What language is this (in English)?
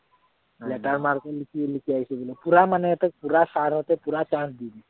Assamese